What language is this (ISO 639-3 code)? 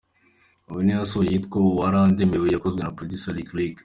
kin